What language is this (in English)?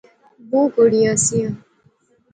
Pahari-Potwari